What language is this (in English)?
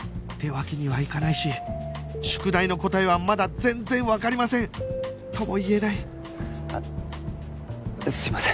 Japanese